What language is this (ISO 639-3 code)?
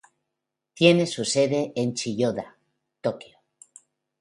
spa